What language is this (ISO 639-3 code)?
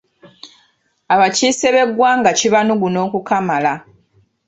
lug